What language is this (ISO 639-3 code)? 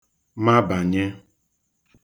ibo